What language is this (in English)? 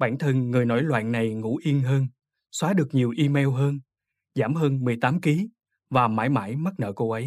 Vietnamese